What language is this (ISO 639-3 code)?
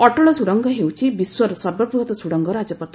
ori